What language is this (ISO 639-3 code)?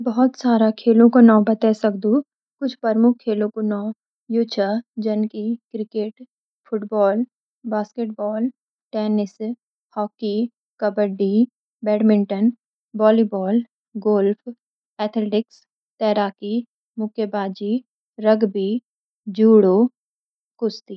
gbm